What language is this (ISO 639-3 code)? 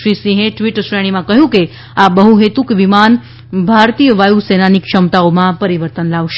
guj